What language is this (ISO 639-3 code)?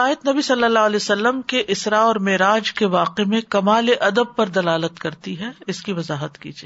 urd